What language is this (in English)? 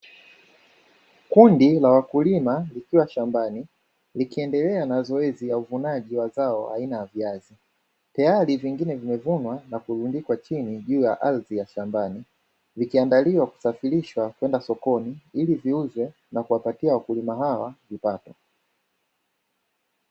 Swahili